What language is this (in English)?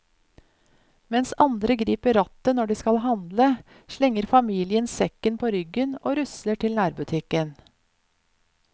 Norwegian